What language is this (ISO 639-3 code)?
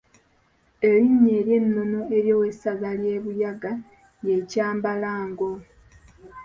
lug